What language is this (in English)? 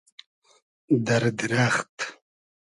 Hazaragi